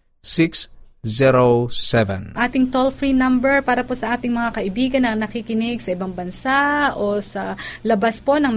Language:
Filipino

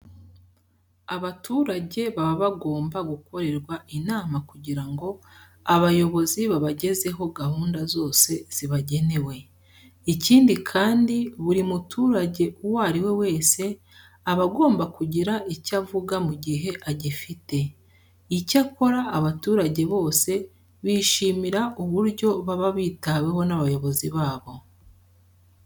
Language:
Kinyarwanda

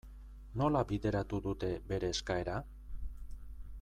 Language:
Basque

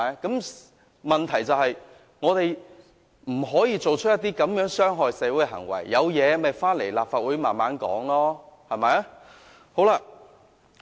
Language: Cantonese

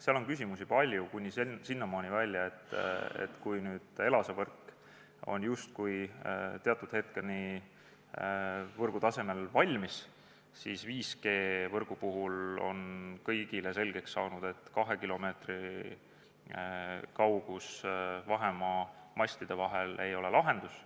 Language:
Estonian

